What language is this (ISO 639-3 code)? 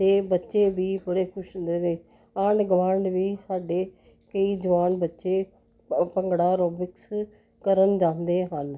pan